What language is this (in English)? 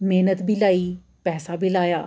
Dogri